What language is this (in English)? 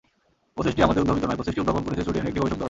Bangla